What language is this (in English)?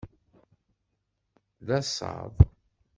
Kabyle